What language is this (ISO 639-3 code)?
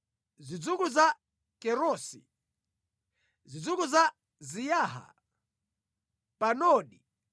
nya